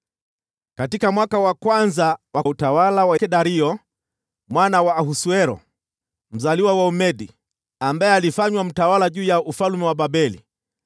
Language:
Swahili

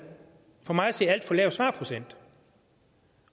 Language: Danish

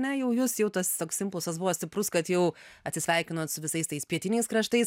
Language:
Lithuanian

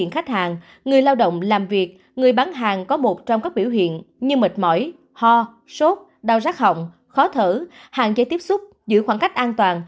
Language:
Vietnamese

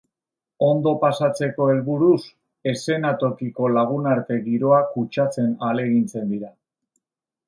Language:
Basque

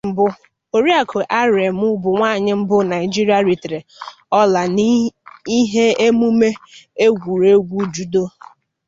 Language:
Igbo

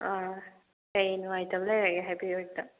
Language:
Manipuri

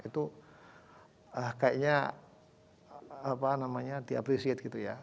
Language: Indonesian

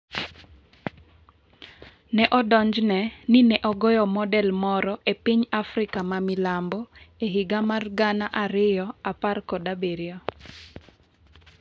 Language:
Luo (Kenya and Tanzania)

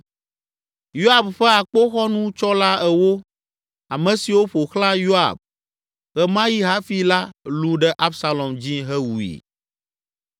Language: Ewe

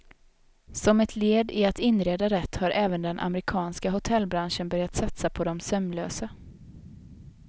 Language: Swedish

